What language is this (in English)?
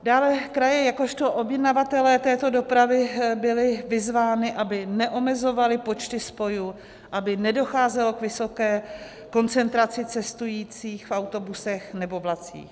Czech